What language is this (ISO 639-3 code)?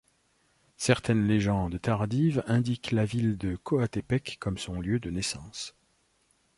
fra